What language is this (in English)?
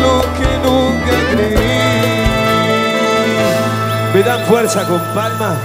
Arabic